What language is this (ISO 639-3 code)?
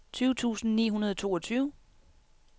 dan